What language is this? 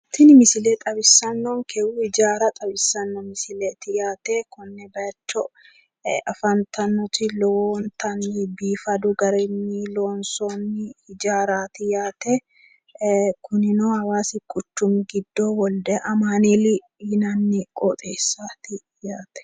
Sidamo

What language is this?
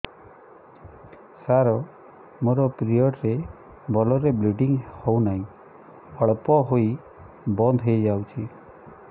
Odia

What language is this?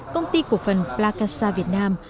Vietnamese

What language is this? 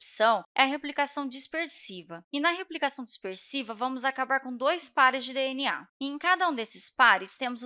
Portuguese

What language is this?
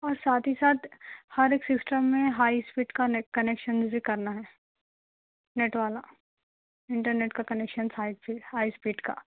Urdu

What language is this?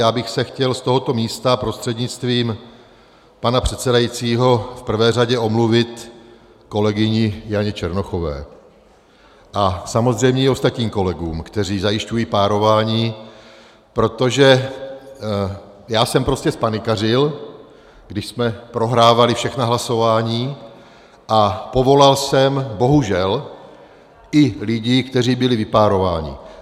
Czech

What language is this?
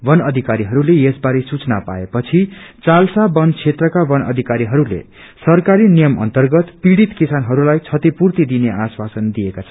Nepali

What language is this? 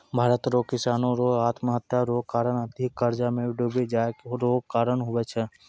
Maithili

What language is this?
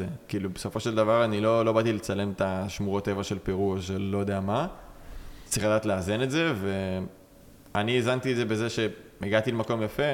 Hebrew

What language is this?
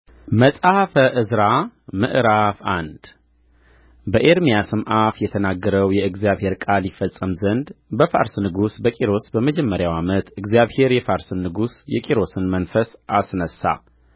Amharic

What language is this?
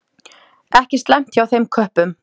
Icelandic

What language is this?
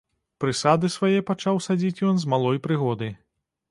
Belarusian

